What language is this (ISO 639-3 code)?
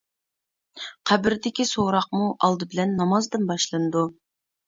uig